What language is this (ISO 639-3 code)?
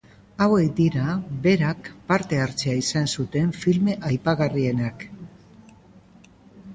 eus